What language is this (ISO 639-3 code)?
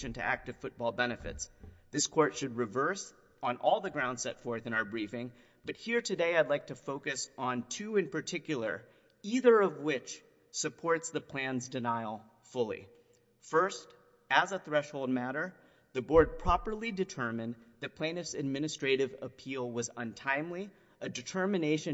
eng